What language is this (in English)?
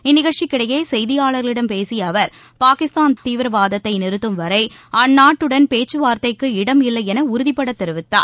Tamil